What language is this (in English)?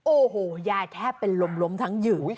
Thai